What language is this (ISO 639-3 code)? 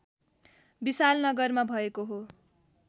nep